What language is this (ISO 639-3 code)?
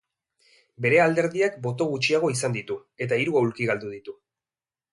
eus